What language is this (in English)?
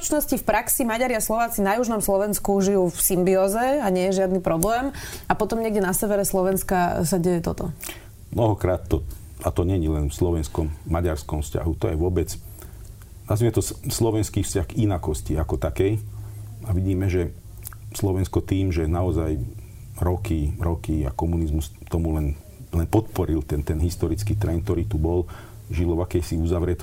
Slovak